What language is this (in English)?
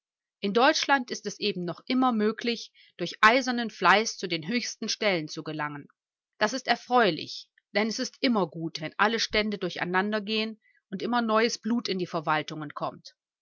German